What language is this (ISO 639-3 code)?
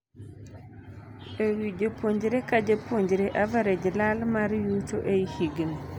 luo